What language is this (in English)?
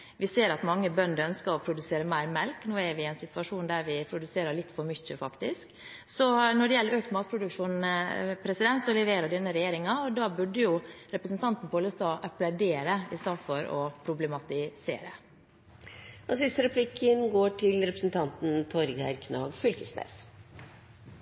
Norwegian